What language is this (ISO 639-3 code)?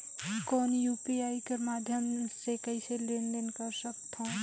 hne